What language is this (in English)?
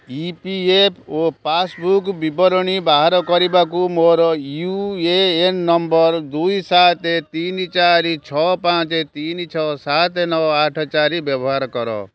Odia